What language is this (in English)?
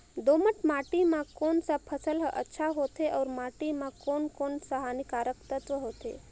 Chhattisgarhi